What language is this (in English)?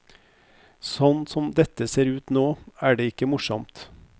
Norwegian